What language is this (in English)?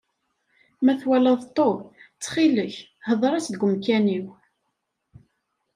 Kabyle